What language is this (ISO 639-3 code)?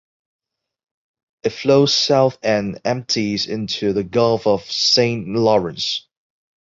eng